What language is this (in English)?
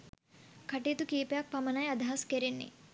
Sinhala